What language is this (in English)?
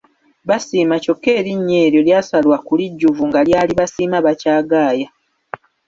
Ganda